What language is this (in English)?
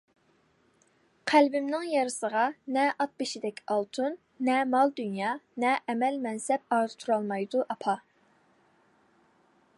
Uyghur